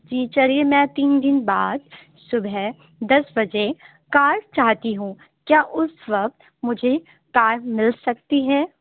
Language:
Urdu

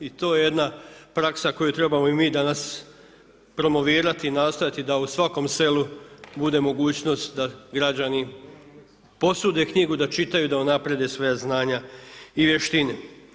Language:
Croatian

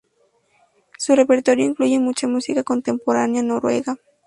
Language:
Spanish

